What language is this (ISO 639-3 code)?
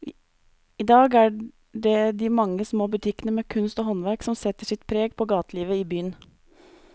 nor